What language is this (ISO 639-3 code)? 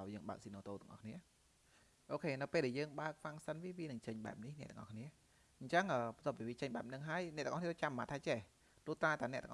vie